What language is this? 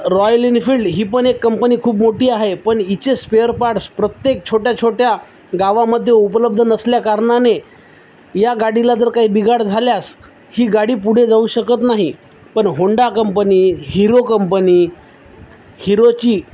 Marathi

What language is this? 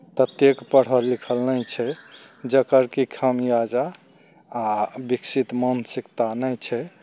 Maithili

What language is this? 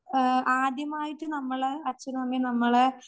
Malayalam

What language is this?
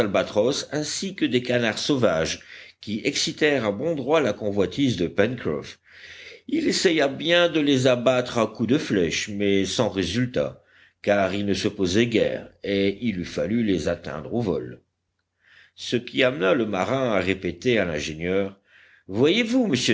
French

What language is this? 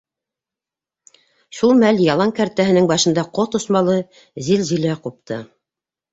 Bashkir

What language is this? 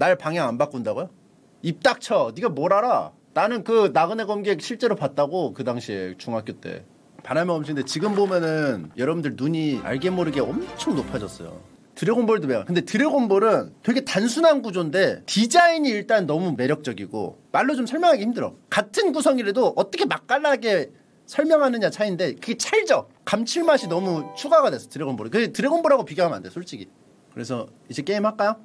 Korean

